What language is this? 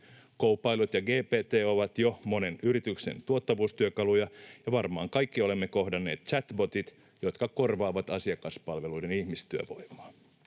Finnish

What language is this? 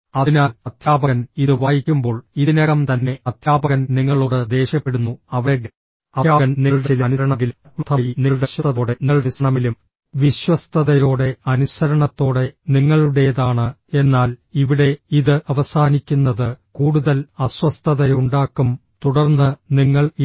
Malayalam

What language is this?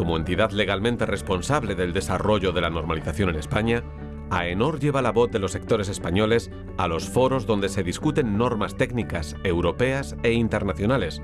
Spanish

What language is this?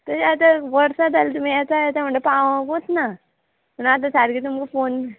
Konkani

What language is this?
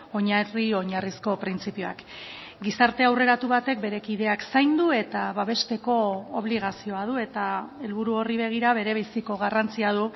Basque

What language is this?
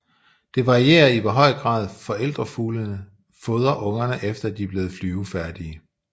Danish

